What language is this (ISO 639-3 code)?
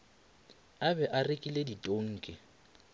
nso